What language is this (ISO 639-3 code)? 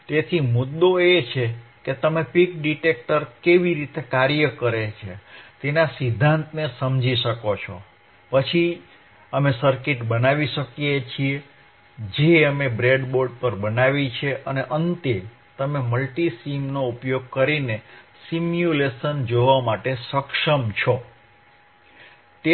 guj